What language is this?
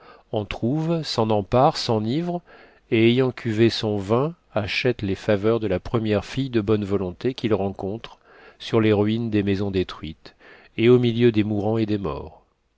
French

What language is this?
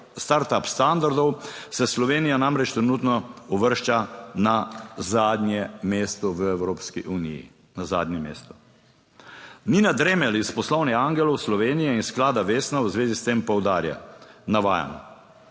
Slovenian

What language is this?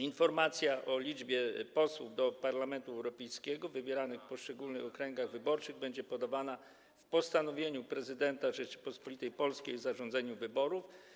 Polish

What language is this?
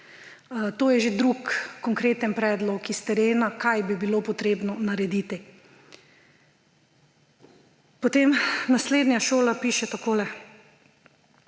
Slovenian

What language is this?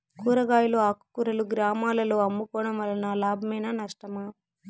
Telugu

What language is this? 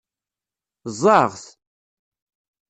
Kabyle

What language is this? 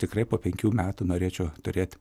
Lithuanian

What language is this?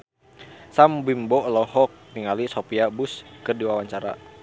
Sundanese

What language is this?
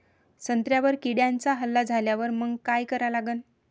Marathi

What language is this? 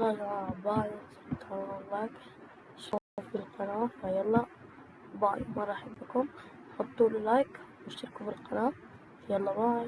Arabic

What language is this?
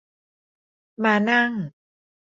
Thai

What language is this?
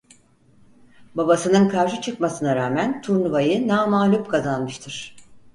Turkish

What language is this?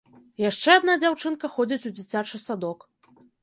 Belarusian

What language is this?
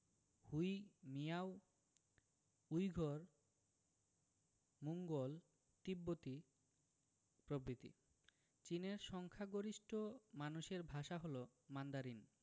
Bangla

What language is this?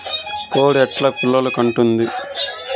Telugu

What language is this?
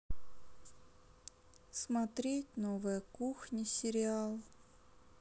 Russian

